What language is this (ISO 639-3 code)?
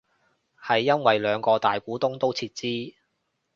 yue